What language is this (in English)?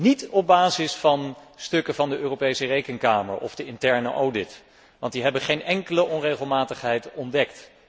Dutch